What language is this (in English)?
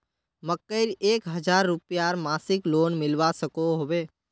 Magahi